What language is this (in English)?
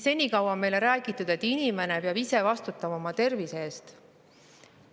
Estonian